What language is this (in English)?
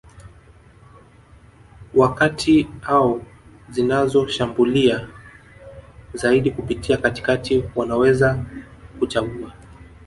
Swahili